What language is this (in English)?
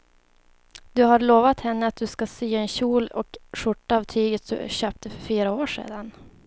Swedish